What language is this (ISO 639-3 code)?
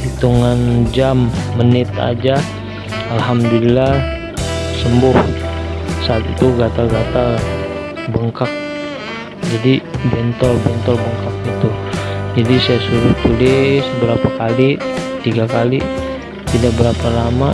ind